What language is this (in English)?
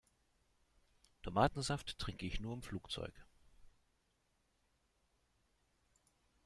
German